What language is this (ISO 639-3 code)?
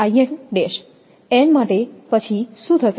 guj